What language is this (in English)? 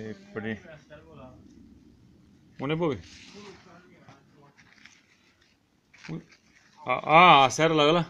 Romanian